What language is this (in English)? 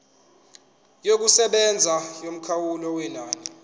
Zulu